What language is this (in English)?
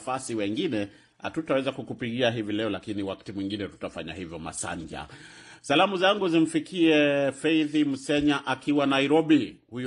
Swahili